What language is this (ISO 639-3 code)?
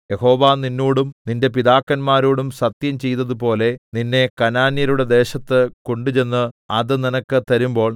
mal